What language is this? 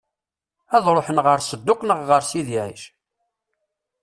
Kabyle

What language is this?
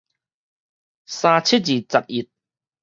Min Nan Chinese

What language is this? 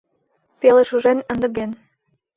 Mari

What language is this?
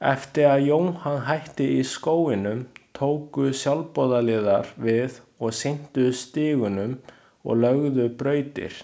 Icelandic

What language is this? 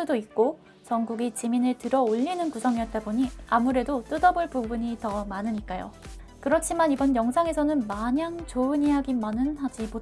Korean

